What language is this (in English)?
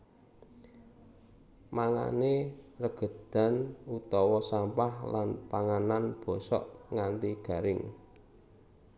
Javanese